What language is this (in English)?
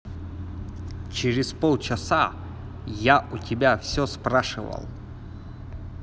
Russian